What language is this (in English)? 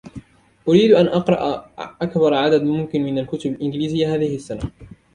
Arabic